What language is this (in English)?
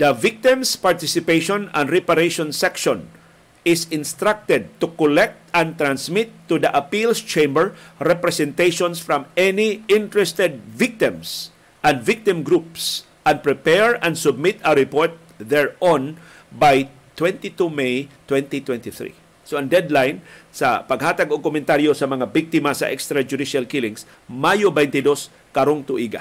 Filipino